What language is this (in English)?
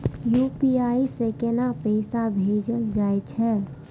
Maithili